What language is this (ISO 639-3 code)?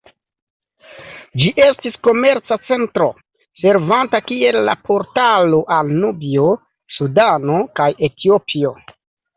epo